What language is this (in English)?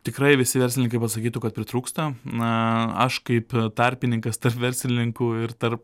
Lithuanian